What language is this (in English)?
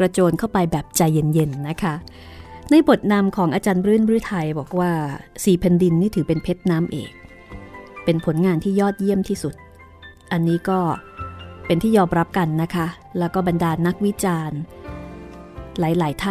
Thai